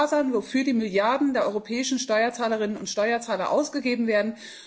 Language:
German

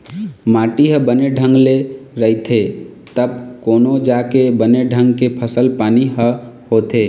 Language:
Chhattisgarhi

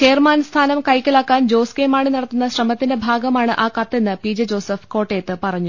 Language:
Malayalam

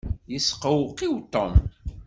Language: Kabyle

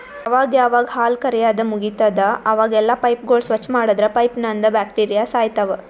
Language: Kannada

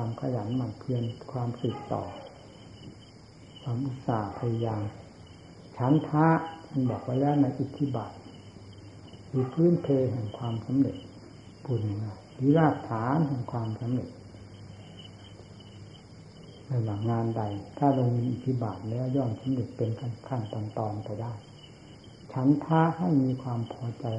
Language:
Thai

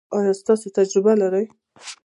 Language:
Pashto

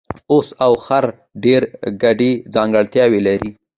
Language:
Pashto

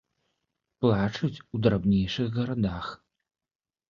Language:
Belarusian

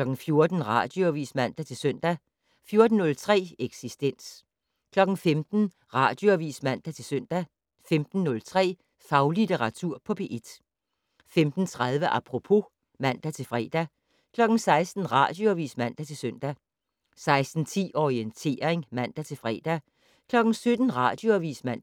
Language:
Danish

